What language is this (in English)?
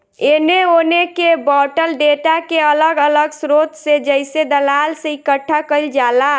Bhojpuri